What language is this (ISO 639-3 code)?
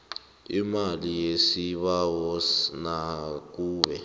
nbl